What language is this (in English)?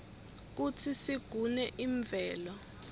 Swati